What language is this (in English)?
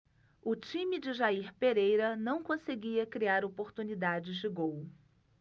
Portuguese